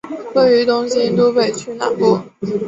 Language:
Chinese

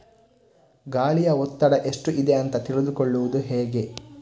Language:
Kannada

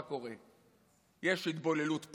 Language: Hebrew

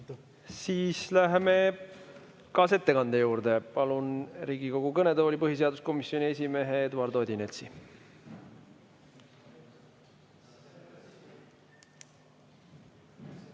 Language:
Estonian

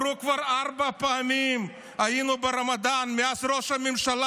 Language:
Hebrew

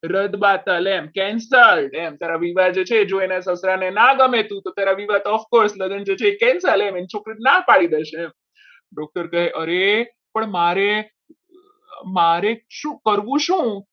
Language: Gujarati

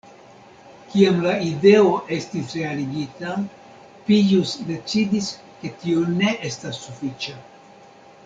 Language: Esperanto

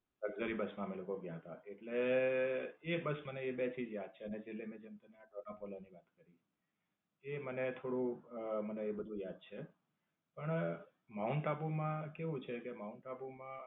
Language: Gujarati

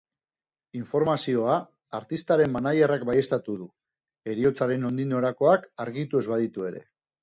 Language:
Basque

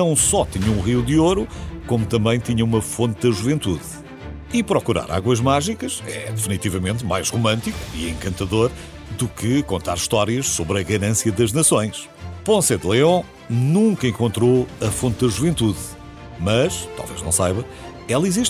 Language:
Portuguese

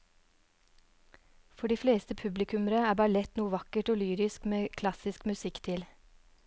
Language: Norwegian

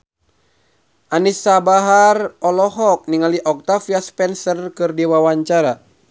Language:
Sundanese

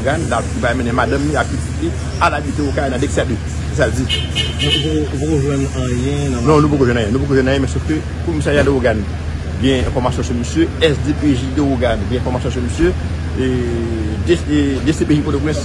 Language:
French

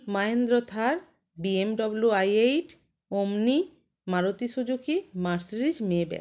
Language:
Bangla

